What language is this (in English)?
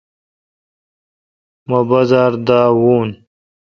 Kalkoti